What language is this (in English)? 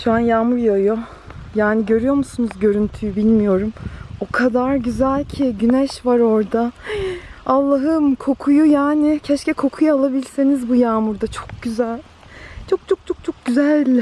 Turkish